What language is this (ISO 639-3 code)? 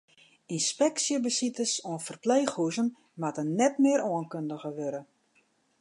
fry